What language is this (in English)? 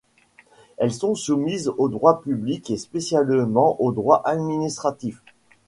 French